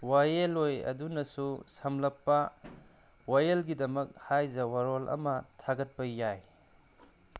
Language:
Manipuri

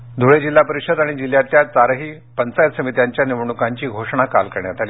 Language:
Marathi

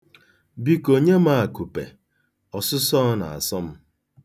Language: Igbo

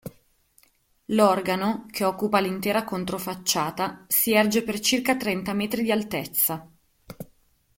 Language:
Italian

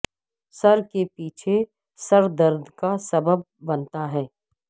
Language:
Urdu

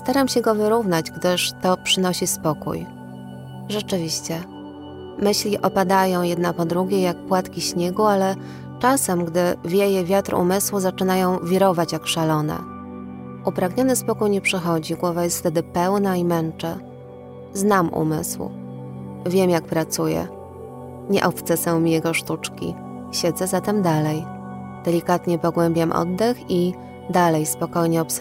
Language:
Polish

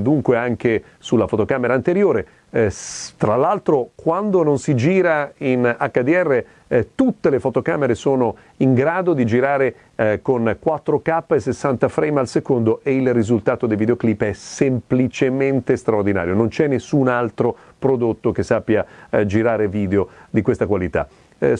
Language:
Italian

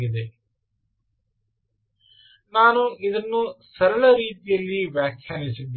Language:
Kannada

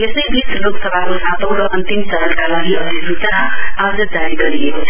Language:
Nepali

